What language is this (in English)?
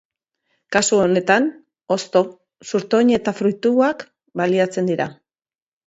Basque